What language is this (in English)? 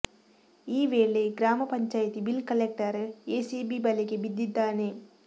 Kannada